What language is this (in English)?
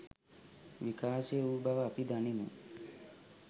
Sinhala